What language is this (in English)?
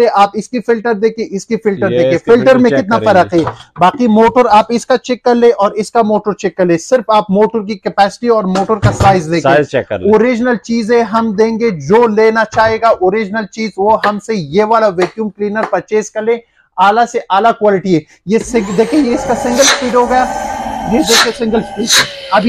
Hindi